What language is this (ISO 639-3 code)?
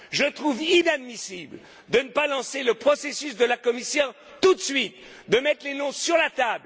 fra